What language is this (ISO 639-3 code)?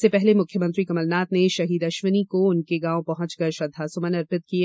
hin